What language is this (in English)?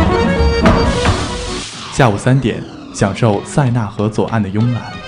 Chinese